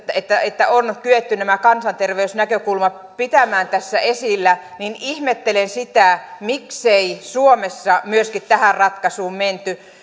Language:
Finnish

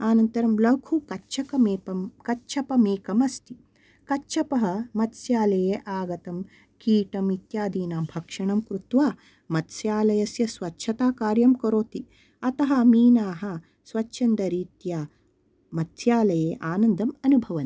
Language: Sanskrit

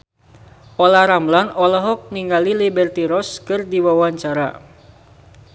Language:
Sundanese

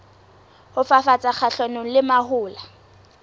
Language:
Southern Sotho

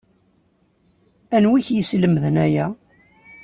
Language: Kabyle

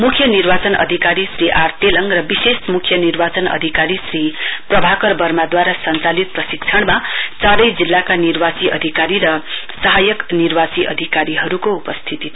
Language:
Nepali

